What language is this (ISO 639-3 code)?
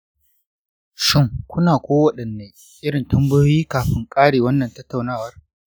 hau